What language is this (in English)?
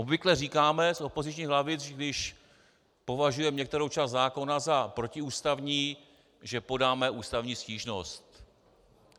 Czech